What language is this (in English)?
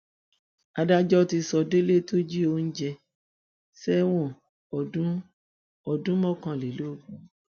Yoruba